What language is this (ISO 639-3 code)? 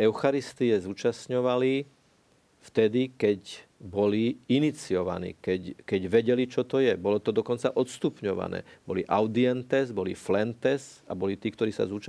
slk